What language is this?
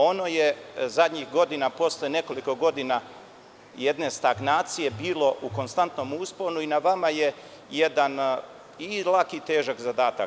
Serbian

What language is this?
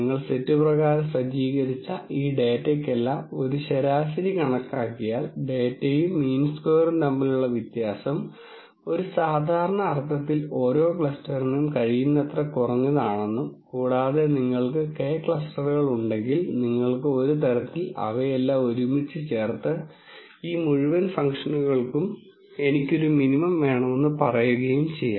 Malayalam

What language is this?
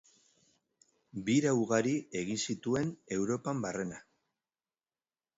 Basque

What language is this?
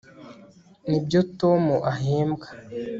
Kinyarwanda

